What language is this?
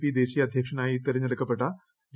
Malayalam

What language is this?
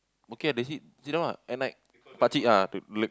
English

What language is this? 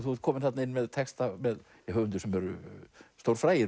Icelandic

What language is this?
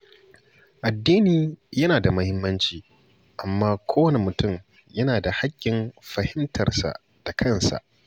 Hausa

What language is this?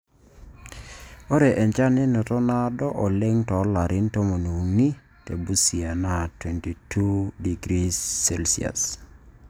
Masai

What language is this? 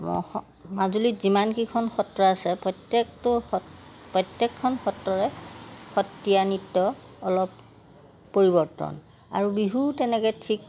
Assamese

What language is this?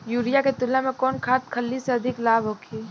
Bhojpuri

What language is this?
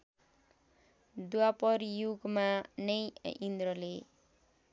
Nepali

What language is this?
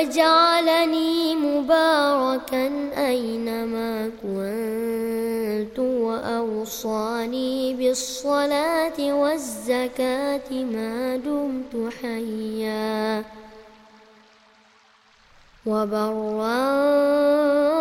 Arabic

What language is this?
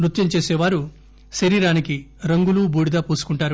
Telugu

